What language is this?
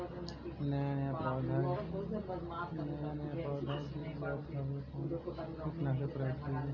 Bhojpuri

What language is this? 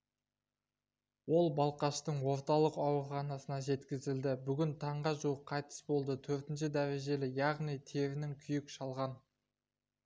Kazakh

